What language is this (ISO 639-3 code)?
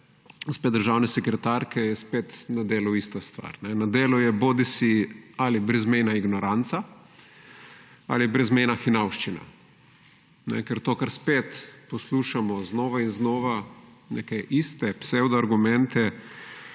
slv